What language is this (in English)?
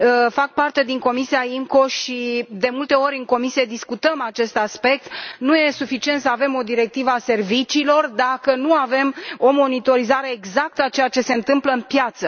Romanian